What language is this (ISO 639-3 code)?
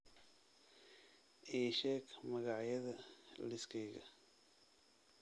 som